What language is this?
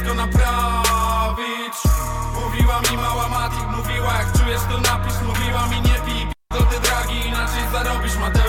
Polish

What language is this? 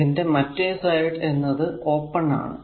Malayalam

